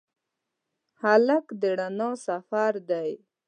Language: Pashto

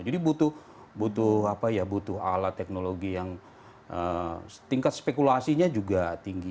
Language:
Indonesian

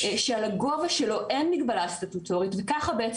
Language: Hebrew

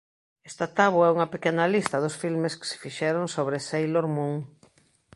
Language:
Galician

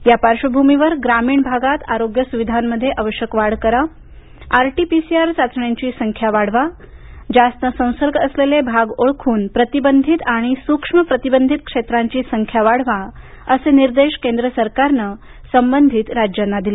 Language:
Marathi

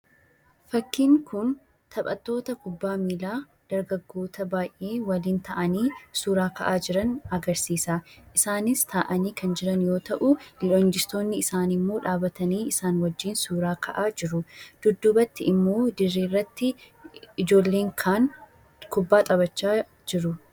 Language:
Oromo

